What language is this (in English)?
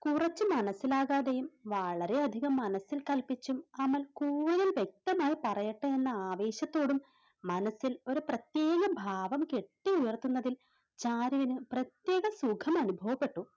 Malayalam